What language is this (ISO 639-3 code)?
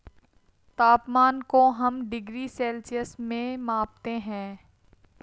hin